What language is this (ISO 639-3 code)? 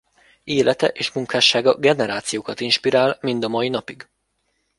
hun